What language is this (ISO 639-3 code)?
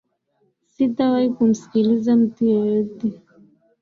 swa